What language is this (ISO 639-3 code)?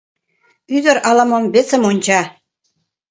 chm